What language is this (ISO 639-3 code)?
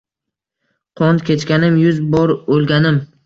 uzb